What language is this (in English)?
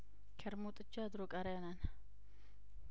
Amharic